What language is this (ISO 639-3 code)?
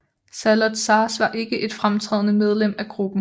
dan